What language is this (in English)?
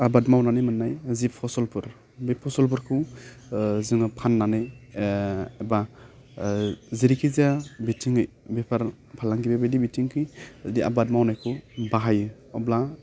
Bodo